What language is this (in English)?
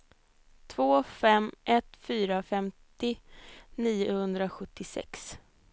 Swedish